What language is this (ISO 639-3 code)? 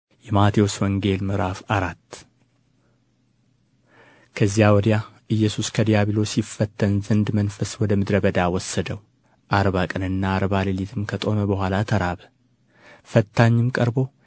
amh